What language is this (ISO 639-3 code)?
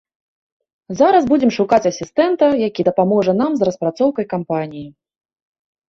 bel